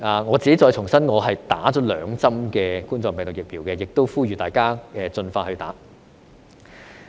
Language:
Cantonese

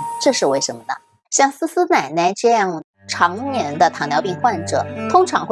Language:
Chinese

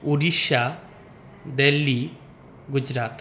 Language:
Sanskrit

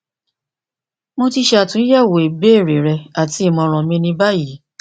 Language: Yoruba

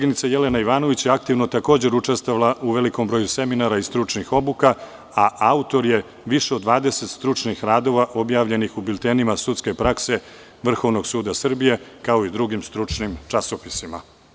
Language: Serbian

